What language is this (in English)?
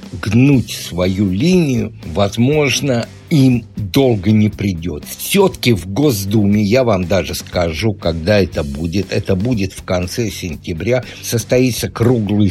Russian